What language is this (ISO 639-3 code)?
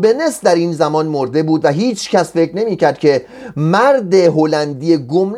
fas